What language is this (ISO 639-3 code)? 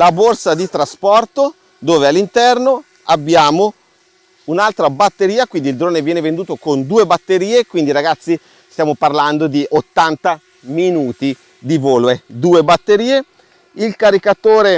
ita